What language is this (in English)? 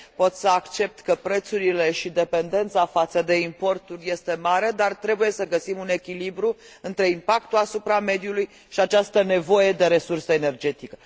Romanian